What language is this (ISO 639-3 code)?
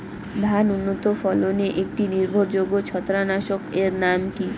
ben